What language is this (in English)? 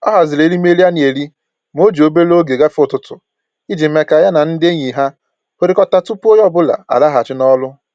Igbo